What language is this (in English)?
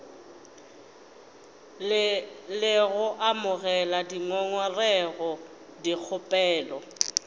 Northern Sotho